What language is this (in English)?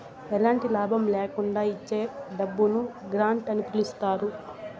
Telugu